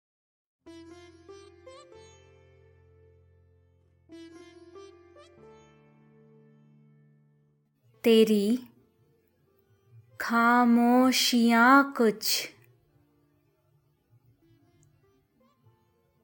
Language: Hindi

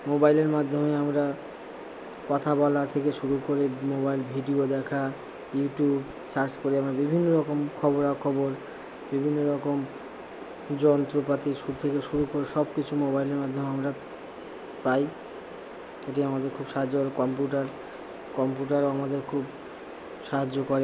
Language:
Bangla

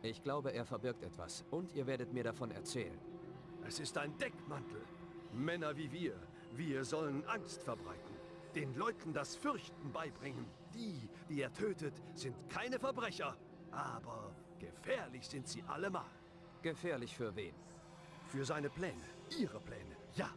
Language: German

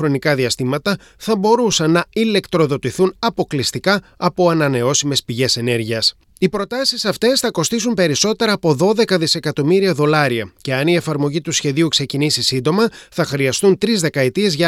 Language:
Greek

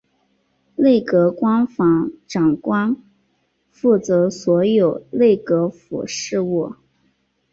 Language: Chinese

